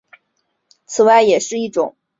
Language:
Chinese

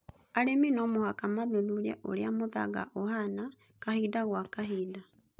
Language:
Kikuyu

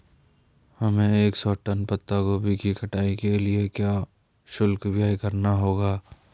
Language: Hindi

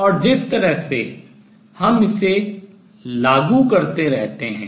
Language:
Hindi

